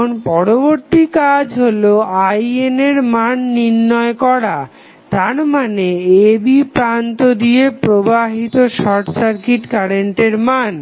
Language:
Bangla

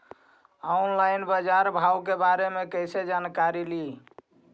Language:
Magahi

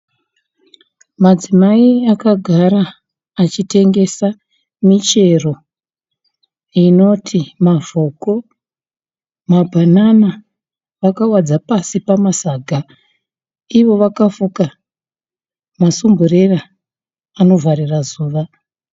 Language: Shona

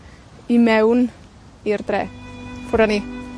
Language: Welsh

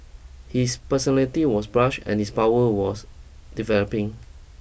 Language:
English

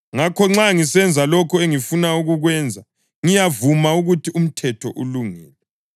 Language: North Ndebele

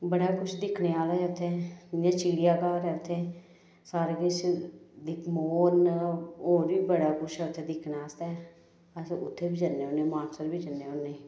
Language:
Dogri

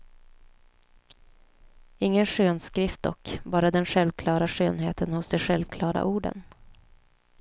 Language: Swedish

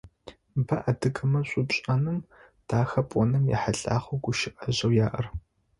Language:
Adyghe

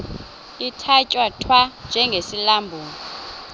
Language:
Xhosa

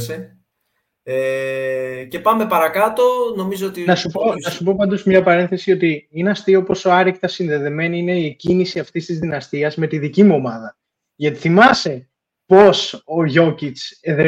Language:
Greek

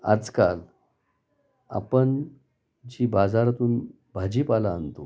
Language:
Marathi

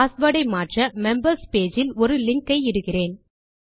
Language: Tamil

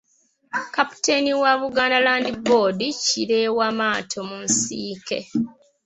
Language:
Ganda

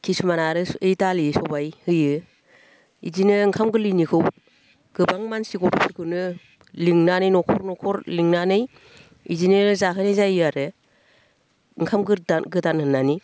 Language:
Bodo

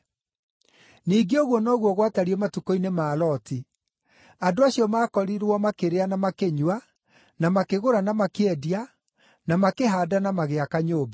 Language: Kikuyu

